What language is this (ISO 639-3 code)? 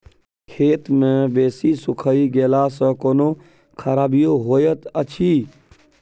mai